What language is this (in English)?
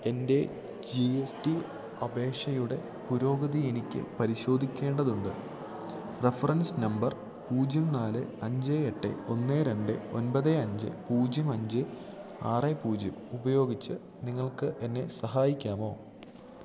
Malayalam